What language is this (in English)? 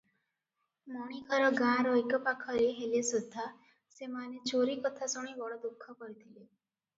Odia